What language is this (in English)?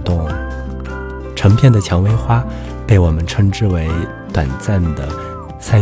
Chinese